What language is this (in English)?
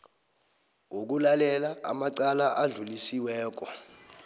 South Ndebele